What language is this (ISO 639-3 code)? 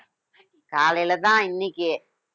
tam